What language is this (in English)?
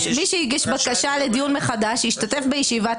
Hebrew